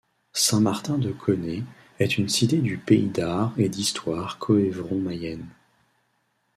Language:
French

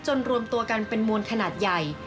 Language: Thai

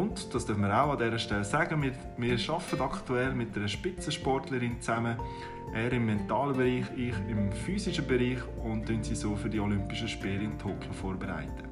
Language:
German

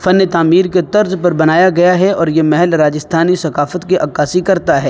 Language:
Urdu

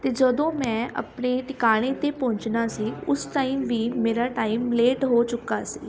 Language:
Punjabi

